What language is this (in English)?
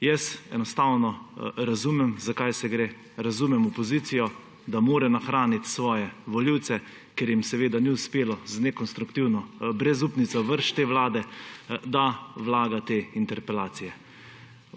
Slovenian